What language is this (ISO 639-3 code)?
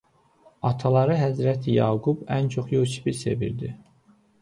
aze